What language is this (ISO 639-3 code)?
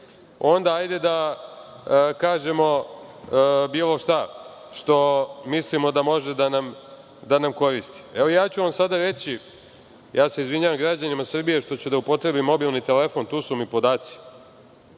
srp